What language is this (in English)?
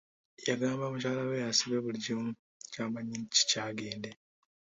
Ganda